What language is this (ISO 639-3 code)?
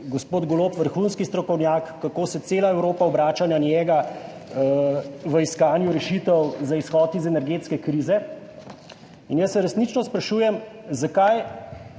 slv